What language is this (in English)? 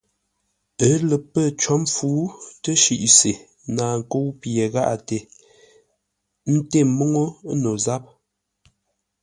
Ngombale